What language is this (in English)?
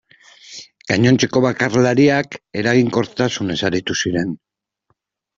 Basque